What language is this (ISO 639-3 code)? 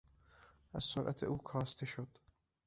fas